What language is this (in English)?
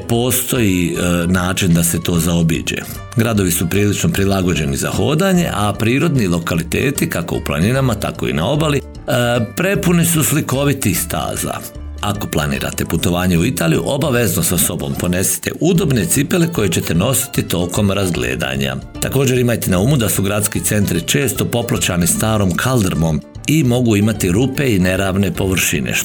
Croatian